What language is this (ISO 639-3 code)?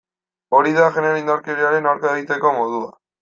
eus